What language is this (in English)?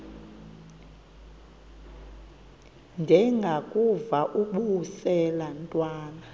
Xhosa